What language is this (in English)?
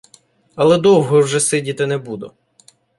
Ukrainian